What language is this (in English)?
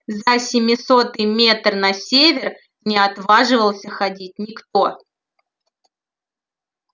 Russian